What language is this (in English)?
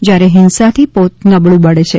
Gujarati